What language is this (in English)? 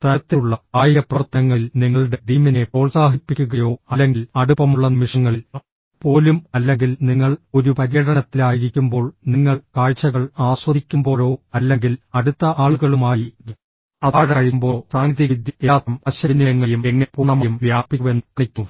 Malayalam